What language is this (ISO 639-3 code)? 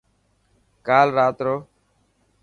mki